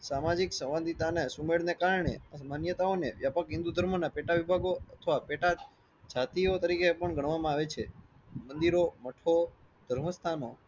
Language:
Gujarati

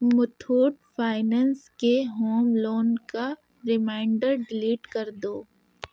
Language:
Urdu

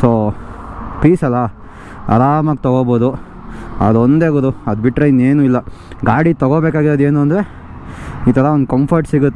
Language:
Japanese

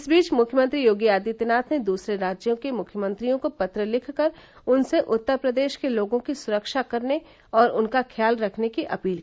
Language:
Hindi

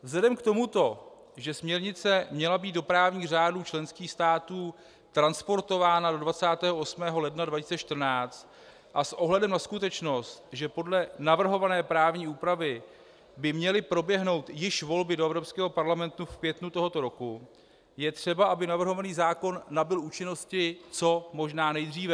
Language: Czech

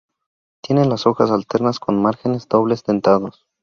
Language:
Spanish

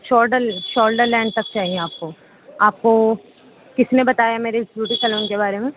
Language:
Urdu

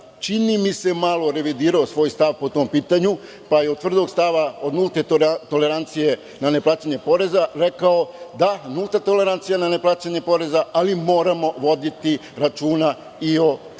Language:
Serbian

